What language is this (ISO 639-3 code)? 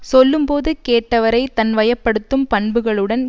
tam